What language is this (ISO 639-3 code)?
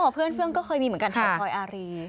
tha